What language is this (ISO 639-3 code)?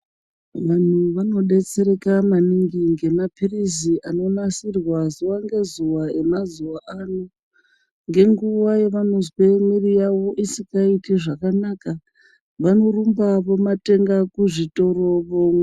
ndc